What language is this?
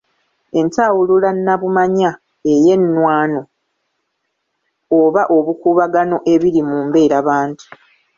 Ganda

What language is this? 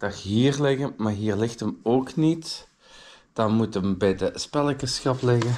Dutch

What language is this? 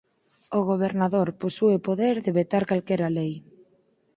Galician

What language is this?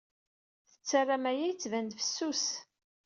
Kabyle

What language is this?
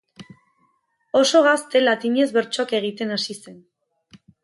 Basque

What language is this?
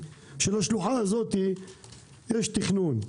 Hebrew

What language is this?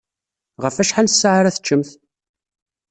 Kabyle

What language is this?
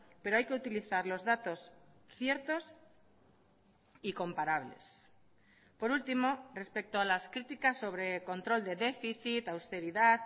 Spanish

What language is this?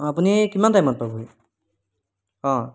Assamese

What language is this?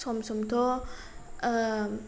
Bodo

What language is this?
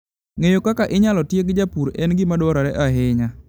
Luo (Kenya and Tanzania)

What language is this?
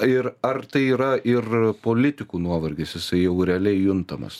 Lithuanian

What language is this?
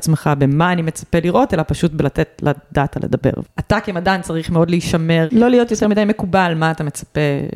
Hebrew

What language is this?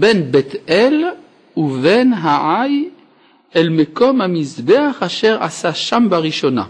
Hebrew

